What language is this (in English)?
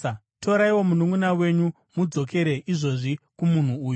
Shona